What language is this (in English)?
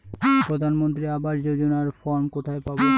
Bangla